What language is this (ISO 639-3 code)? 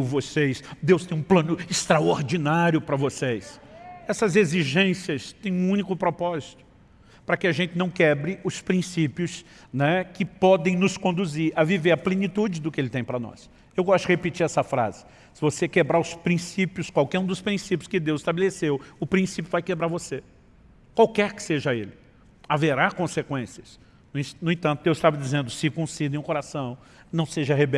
por